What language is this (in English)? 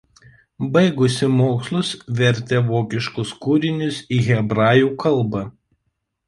Lithuanian